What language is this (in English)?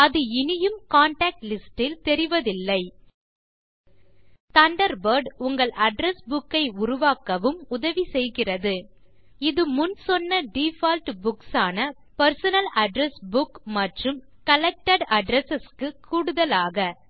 Tamil